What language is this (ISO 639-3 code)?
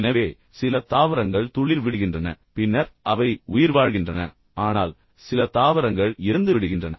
tam